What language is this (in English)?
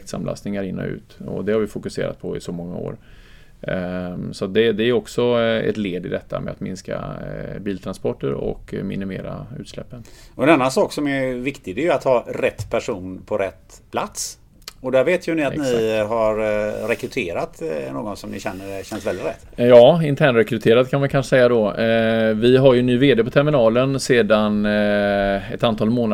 Swedish